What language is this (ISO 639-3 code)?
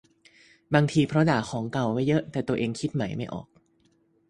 tha